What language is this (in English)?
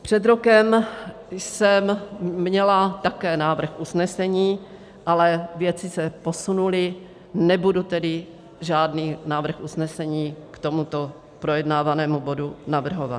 Czech